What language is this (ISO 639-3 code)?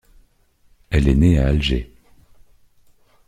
fra